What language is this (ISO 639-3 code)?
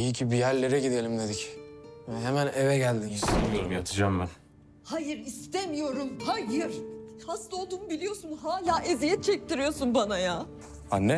tur